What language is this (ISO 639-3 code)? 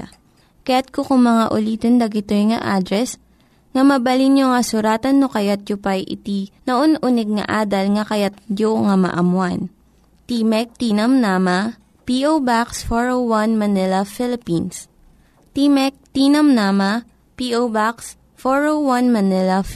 fil